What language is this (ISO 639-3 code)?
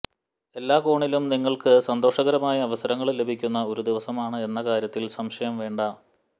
mal